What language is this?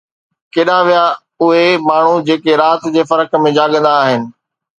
Sindhi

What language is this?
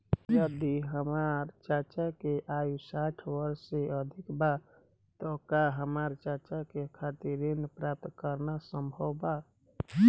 Bhojpuri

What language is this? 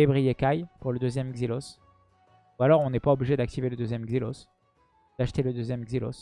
French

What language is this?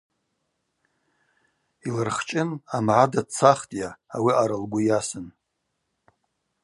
Abaza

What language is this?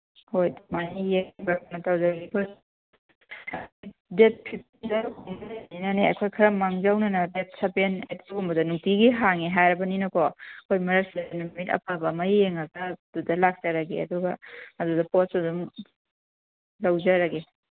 Manipuri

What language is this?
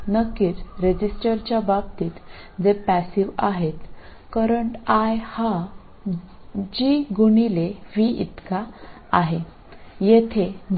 Malayalam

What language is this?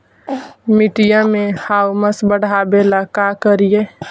Magahi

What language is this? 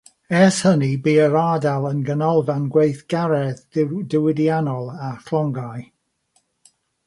Welsh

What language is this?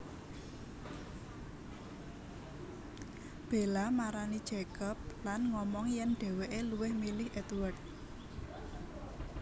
Javanese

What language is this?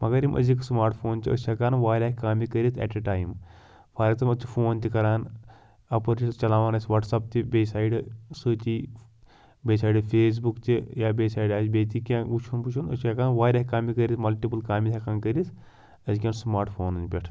Kashmiri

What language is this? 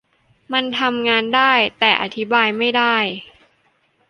Thai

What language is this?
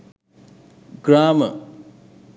Sinhala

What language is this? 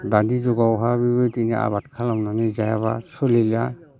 Bodo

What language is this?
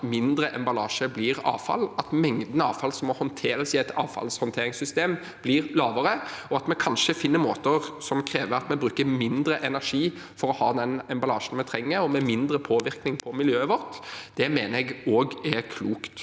Norwegian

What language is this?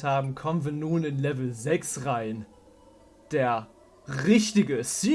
German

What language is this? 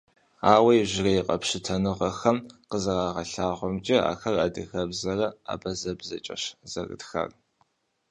Kabardian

